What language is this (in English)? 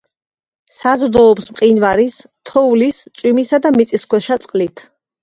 Georgian